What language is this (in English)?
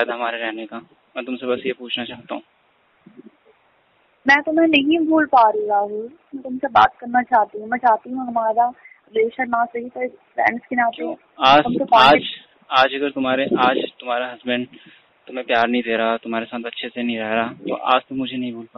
Hindi